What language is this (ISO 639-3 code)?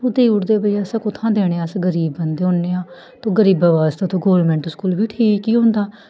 doi